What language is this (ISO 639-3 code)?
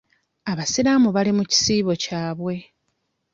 lug